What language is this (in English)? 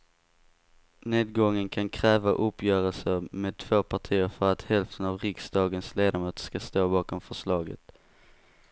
Swedish